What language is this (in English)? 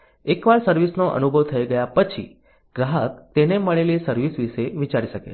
Gujarati